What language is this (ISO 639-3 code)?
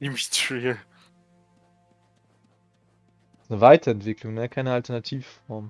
deu